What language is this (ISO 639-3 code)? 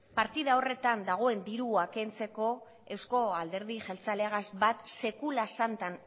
eus